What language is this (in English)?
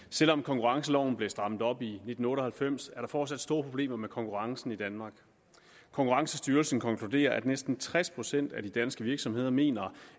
Danish